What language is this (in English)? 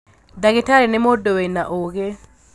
Kikuyu